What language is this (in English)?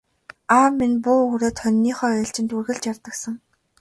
Mongolian